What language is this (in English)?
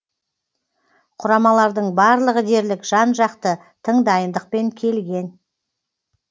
Kazakh